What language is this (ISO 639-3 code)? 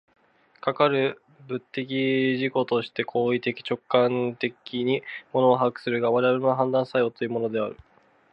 jpn